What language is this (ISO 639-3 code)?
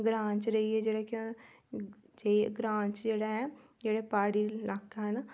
doi